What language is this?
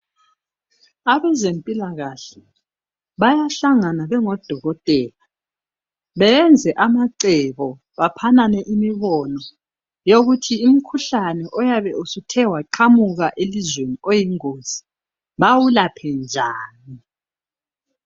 North Ndebele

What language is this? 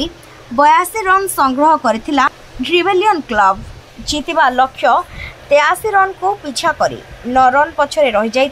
Romanian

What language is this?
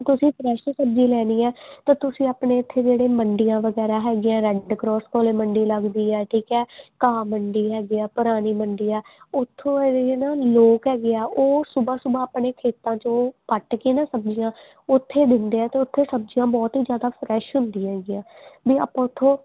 Punjabi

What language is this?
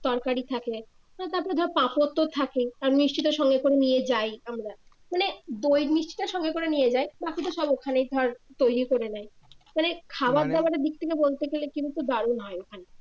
Bangla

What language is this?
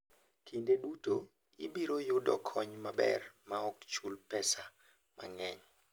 Luo (Kenya and Tanzania)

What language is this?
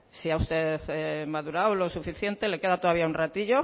Spanish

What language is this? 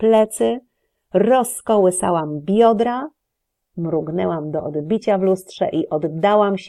Polish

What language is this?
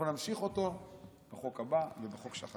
Hebrew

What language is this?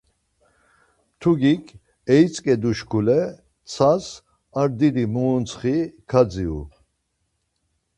Laz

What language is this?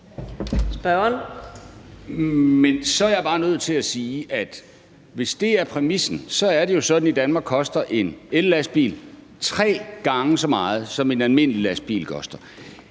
Danish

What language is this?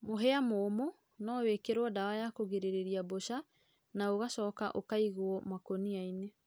Kikuyu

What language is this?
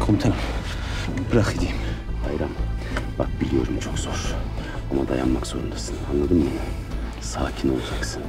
Turkish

